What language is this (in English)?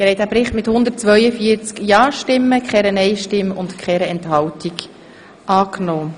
Swiss German